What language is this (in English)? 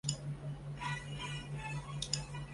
Chinese